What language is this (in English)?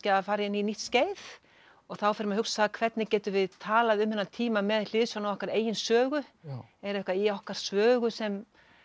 Icelandic